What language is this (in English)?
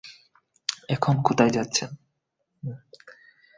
Bangla